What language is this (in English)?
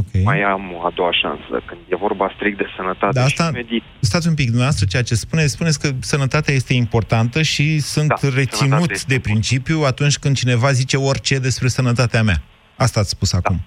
Romanian